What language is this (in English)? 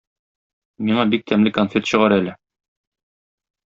Tatar